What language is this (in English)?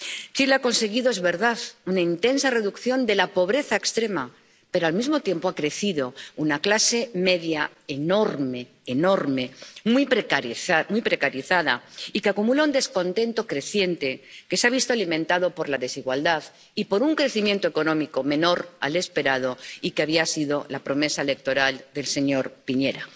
Spanish